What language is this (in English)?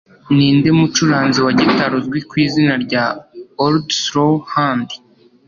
Kinyarwanda